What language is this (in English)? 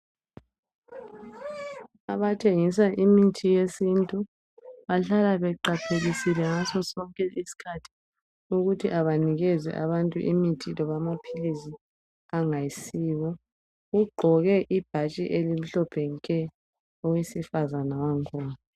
North Ndebele